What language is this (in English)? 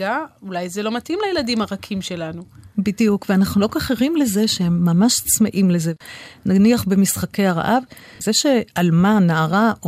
Hebrew